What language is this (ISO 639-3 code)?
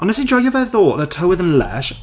cym